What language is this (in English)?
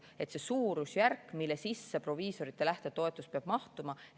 Estonian